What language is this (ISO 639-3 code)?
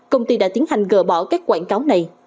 vie